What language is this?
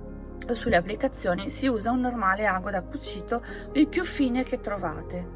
Italian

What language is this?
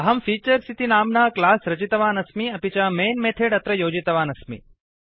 Sanskrit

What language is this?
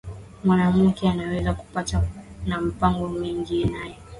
Swahili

